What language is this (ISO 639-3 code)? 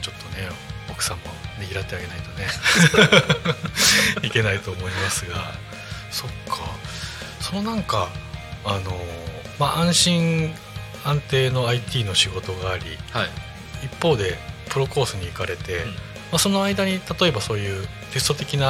jpn